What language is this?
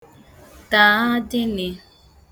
Igbo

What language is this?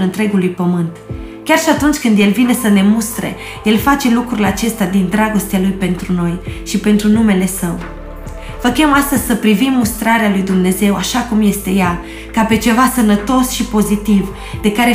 Romanian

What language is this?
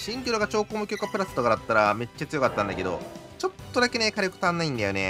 Japanese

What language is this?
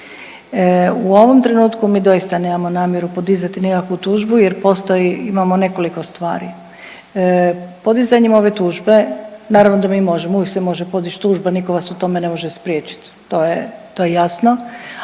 Croatian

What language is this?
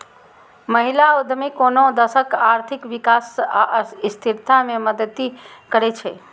Maithili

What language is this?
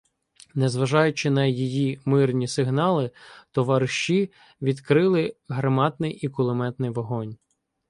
Ukrainian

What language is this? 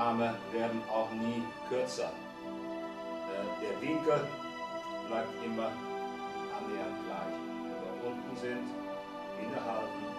German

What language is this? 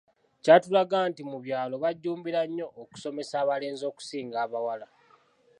Ganda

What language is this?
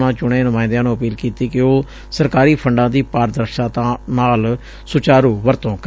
Punjabi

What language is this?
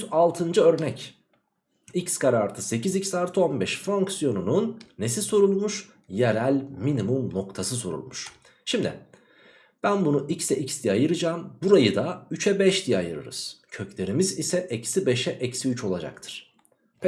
Turkish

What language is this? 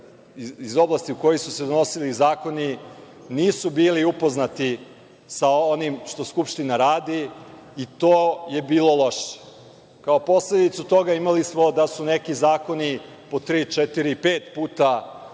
Serbian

